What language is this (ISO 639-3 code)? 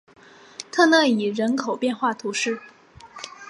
zho